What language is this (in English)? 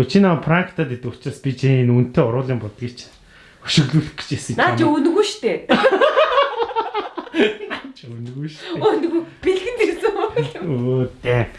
German